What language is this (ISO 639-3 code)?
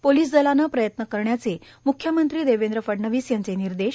mar